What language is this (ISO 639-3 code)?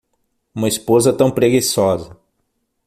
por